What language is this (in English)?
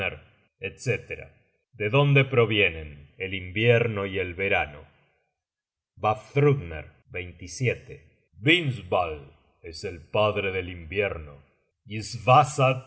Spanish